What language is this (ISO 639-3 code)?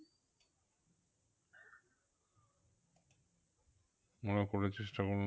ben